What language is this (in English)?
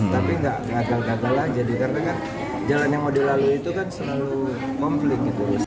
Indonesian